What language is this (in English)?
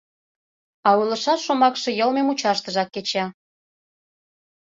Mari